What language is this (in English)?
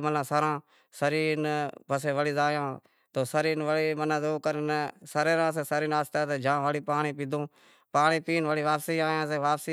Wadiyara Koli